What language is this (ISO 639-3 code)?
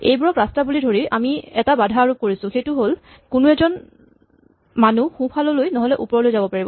asm